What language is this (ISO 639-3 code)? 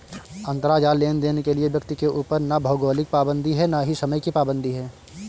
hin